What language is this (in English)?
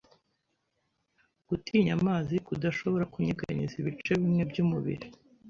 Kinyarwanda